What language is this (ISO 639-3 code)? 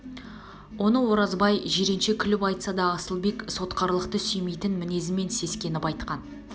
kaz